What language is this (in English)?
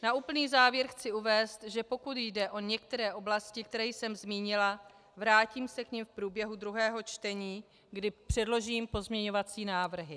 Czech